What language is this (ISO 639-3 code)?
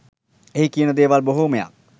sin